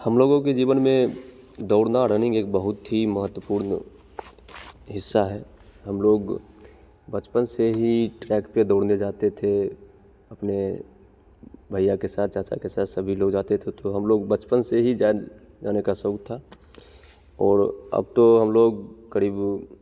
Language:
Hindi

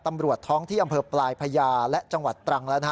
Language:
Thai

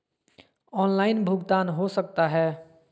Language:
Magahi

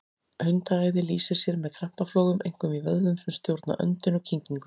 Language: Icelandic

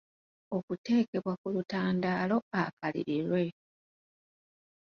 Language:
Ganda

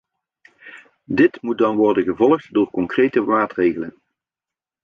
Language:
Dutch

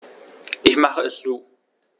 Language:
German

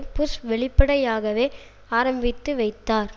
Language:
Tamil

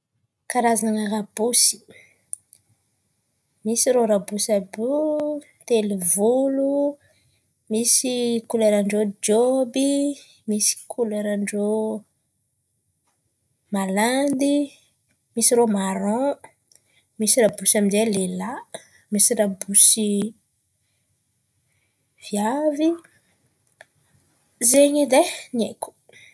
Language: Antankarana Malagasy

